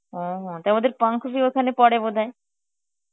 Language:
Bangla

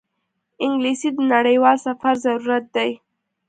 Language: Pashto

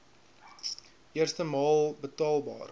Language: Afrikaans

